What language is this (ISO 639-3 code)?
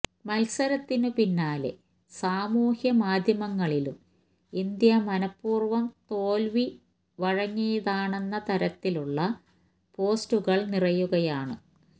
mal